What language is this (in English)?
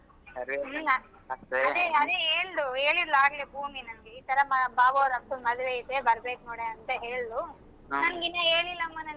Kannada